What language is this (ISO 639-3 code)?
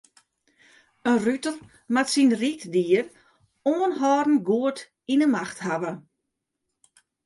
fry